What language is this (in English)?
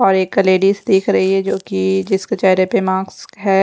Hindi